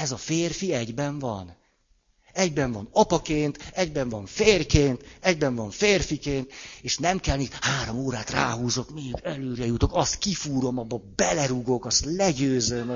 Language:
Hungarian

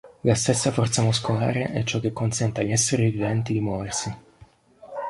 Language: Italian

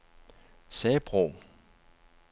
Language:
Danish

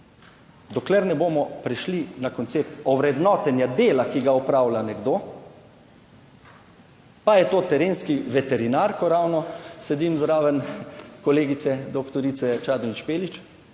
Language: Slovenian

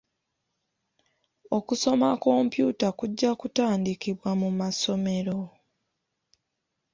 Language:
Ganda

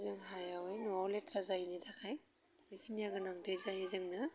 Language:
Bodo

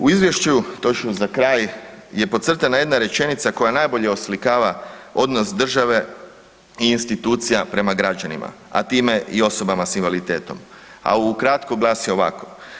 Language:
Croatian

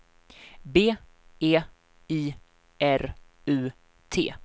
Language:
Swedish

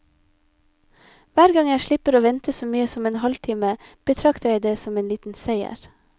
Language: Norwegian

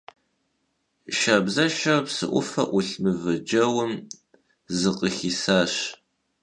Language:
Kabardian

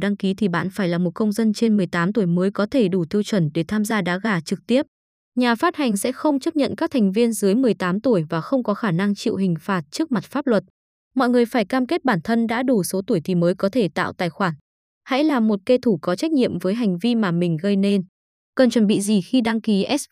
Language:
Vietnamese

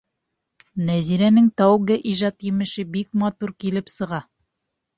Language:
Bashkir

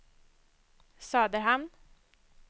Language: Swedish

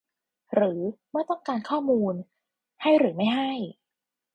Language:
Thai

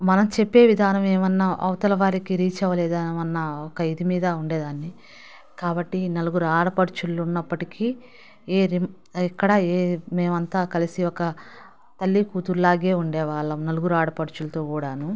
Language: Telugu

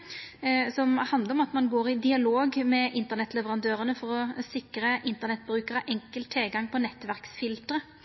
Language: Norwegian Nynorsk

